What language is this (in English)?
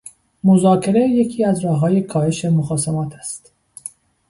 Persian